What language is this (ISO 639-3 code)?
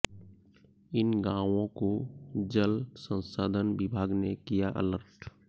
hin